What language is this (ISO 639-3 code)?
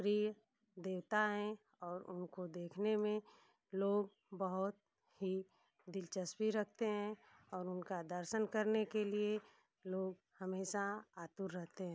hin